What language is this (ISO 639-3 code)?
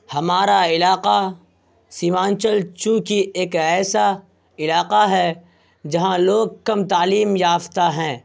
urd